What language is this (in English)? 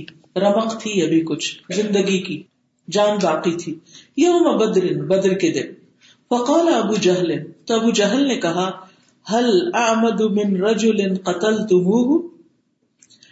Urdu